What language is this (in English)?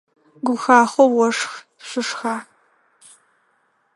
Adyghe